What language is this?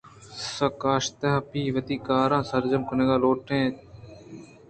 Eastern Balochi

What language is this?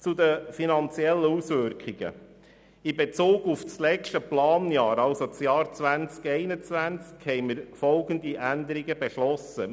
Swiss German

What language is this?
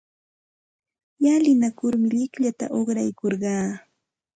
Santa Ana de Tusi Pasco Quechua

